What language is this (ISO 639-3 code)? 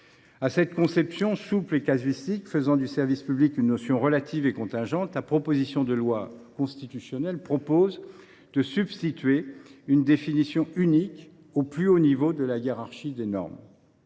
fra